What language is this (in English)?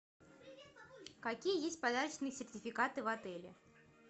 Russian